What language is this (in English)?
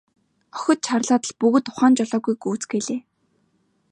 Mongolian